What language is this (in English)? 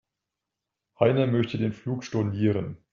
German